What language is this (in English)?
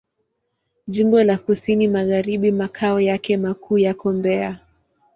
Swahili